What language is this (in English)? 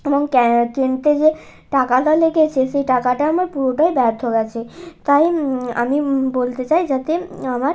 Bangla